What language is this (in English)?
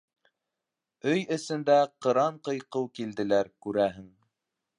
Bashkir